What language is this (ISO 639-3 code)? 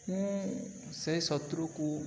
ori